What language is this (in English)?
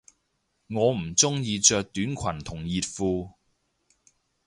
Cantonese